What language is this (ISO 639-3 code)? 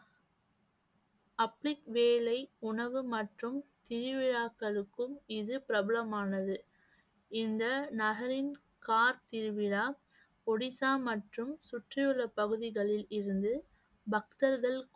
tam